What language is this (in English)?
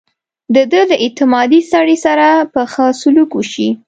Pashto